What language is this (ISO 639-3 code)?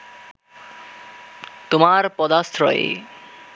ben